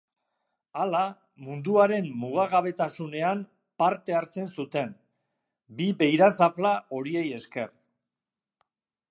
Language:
Basque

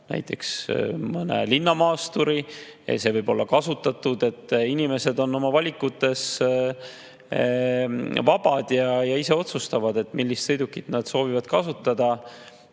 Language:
Estonian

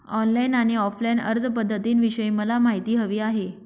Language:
Marathi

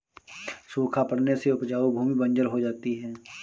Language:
Hindi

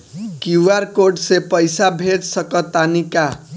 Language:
Bhojpuri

